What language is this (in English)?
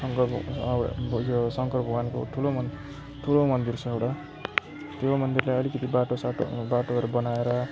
Nepali